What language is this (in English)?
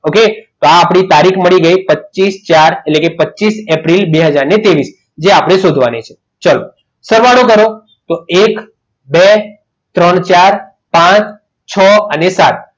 Gujarati